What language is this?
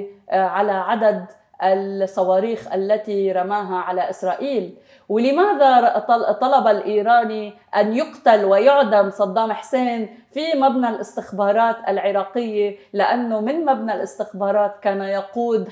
Arabic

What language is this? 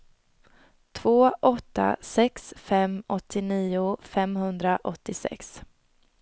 Swedish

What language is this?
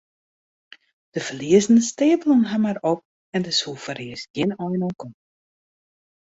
Western Frisian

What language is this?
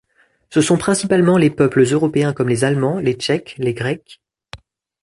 French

